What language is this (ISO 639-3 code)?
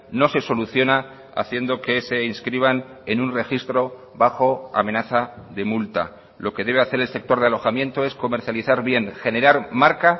spa